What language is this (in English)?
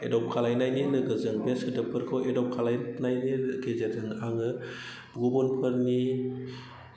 Bodo